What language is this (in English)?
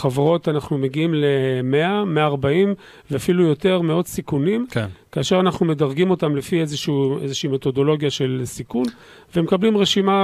Hebrew